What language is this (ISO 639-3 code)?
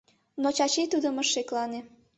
chm